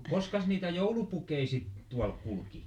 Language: Finnish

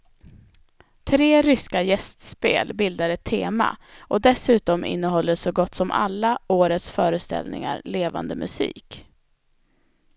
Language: Swedish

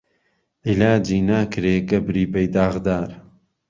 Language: Central Kurdish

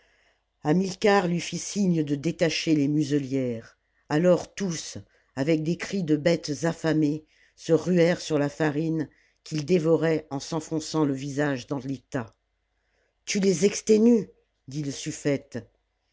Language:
French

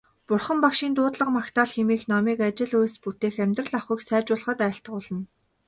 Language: Mongolian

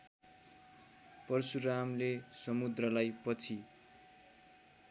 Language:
Nepali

